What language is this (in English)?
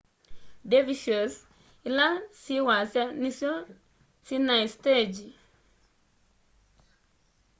Kamba